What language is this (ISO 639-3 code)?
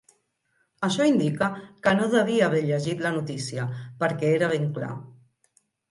cat